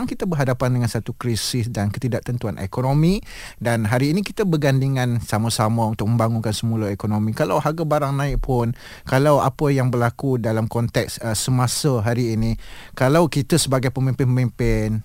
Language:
Malay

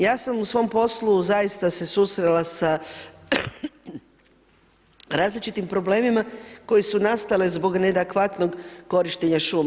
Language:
Croatian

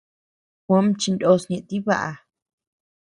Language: Tepeuxila Cuicatec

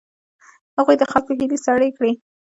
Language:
Pashto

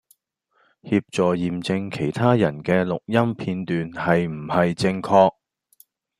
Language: Cantonese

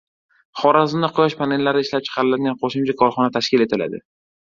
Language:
Uzbek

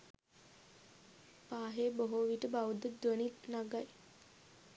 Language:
Sinhala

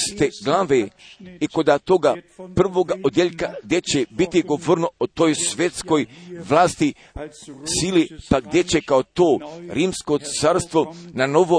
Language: Croatian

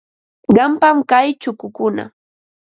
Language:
Ambo-Pasco Quechua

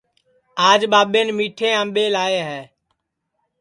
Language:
Sansi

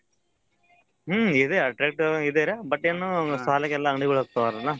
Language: Kannada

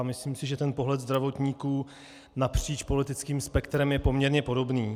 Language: Czech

